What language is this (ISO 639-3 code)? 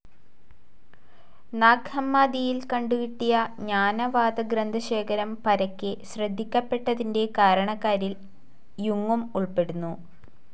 mal